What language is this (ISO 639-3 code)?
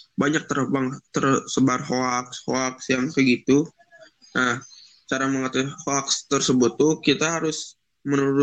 ind